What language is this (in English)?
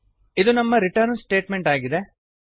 Kannada